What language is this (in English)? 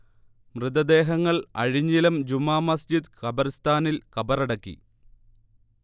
Malayalam